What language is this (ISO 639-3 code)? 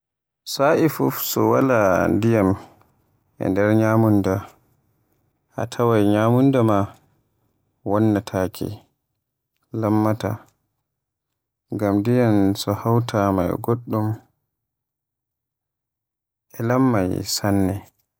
fue